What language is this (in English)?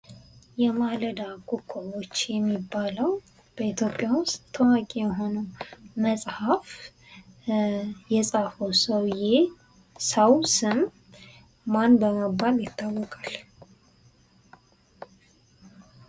Amharic